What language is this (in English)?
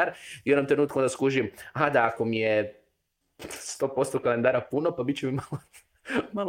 Croatian